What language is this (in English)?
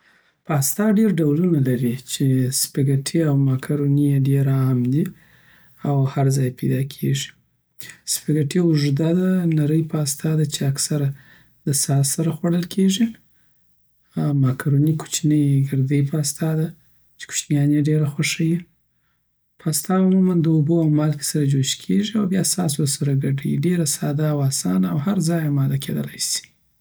Southern Pashto